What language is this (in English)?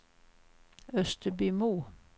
Swedish